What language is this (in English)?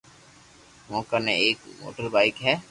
Loarki